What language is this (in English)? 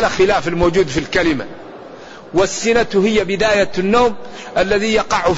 Arabic